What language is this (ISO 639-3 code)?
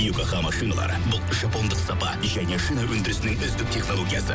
kaz